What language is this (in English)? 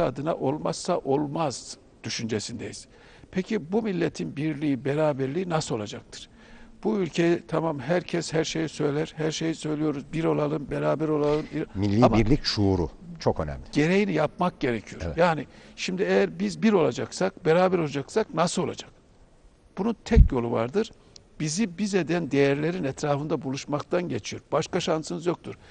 Turkish